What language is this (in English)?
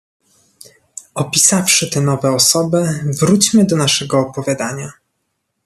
Polish